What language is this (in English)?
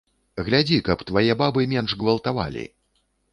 Belarusian